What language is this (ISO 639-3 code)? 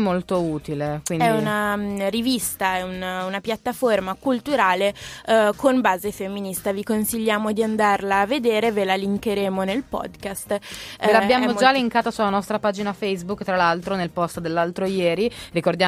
ita